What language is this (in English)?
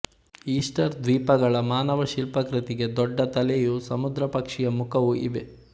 Kannada